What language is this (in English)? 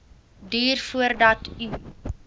Afrikaans